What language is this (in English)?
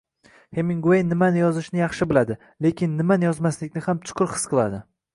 Uzbek